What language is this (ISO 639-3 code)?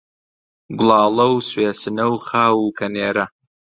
ckb